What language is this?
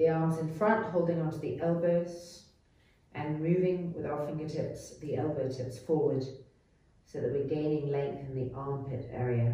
English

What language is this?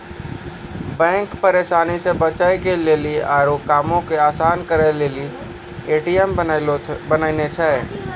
Maithili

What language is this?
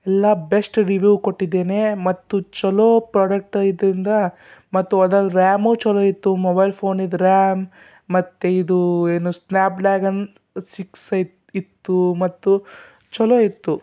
Kannada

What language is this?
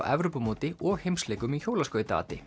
Icelandic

